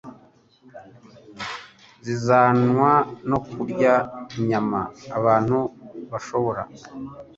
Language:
Kinyarwanda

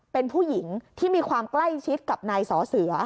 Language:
Thai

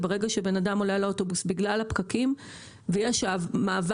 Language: Hebrew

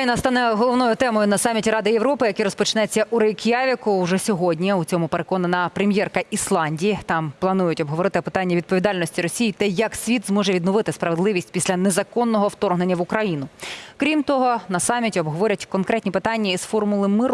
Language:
Ukrainian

